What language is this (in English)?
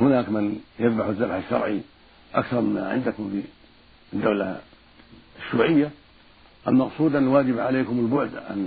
Arabic